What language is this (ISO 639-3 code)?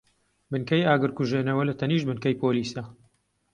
ckb